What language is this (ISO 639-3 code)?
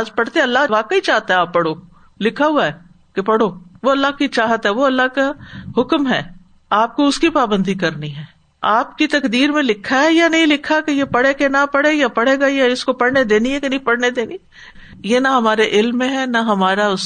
urd